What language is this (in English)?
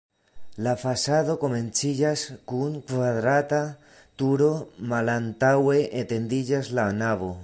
Esperanto